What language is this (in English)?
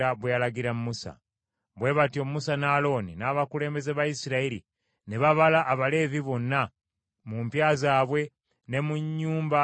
Ganda